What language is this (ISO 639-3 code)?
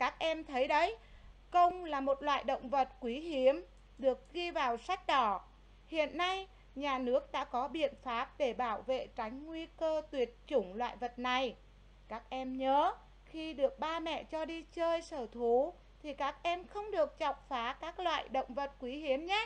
vie